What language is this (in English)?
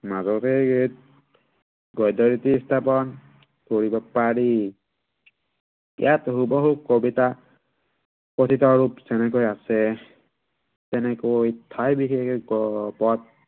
Assamese